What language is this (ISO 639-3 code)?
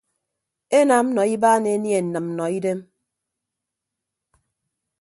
ibb